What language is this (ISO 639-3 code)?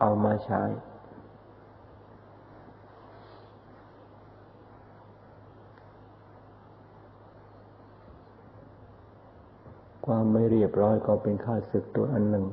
tha